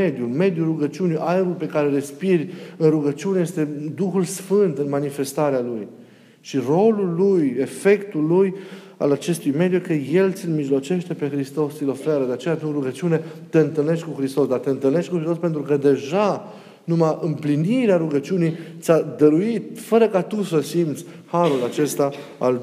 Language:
Romanian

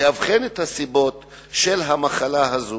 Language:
Hebrew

